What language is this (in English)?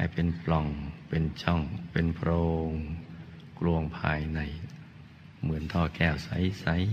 Thai